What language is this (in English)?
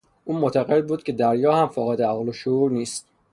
Persian